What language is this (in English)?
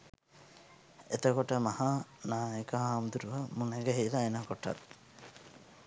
Sinhala